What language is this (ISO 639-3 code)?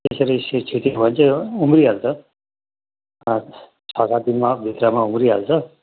nep